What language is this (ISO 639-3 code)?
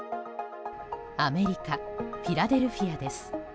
jpn